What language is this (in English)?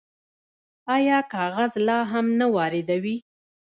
Pashto